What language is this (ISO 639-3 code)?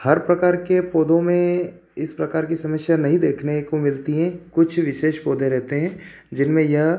hin